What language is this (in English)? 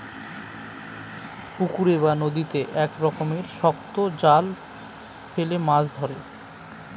Bangla